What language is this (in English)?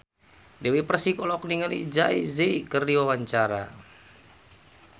Sundanese